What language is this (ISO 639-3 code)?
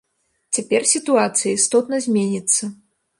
bel